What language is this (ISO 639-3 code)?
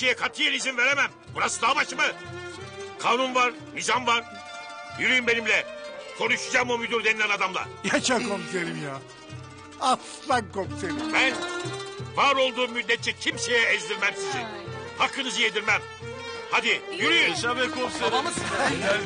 tur